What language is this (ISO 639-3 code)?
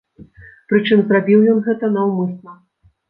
bel